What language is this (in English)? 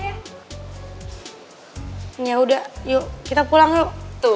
Indonesian